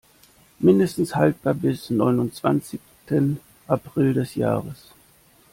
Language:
German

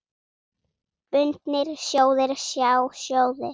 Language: Icelandic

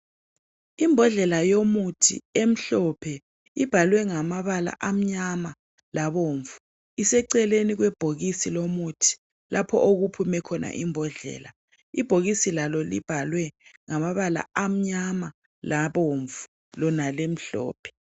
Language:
North Ndebele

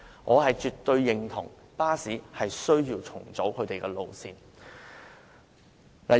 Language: Cantonese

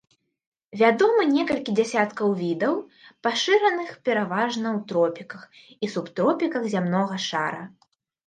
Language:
Belarusian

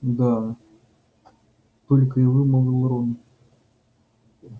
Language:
Russian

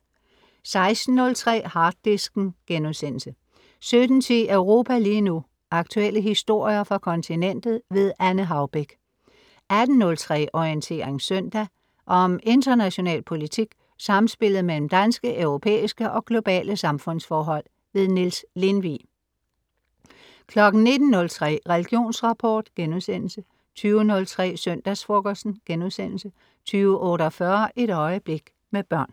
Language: Danish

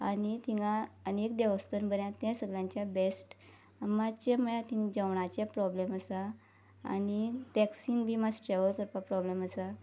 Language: Konkani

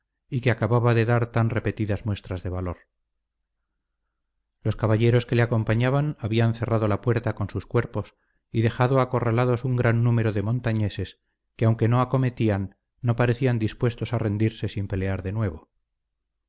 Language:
Spanish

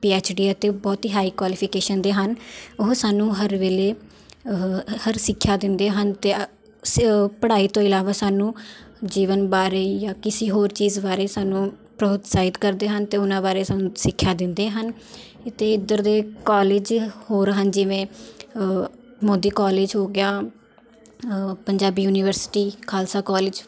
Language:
Punjabi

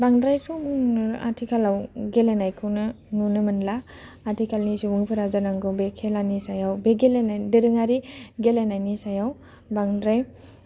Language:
Bodo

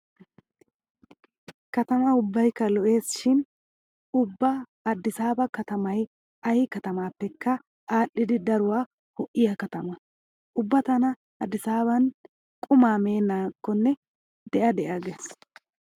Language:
Wolaytta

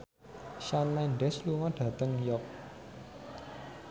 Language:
Javanese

